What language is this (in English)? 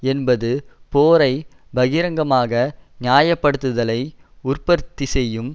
Tamil